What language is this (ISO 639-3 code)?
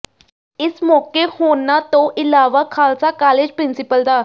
pan